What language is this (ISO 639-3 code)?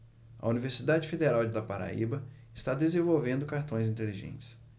por